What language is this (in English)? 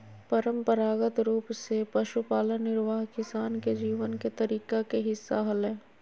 Magahi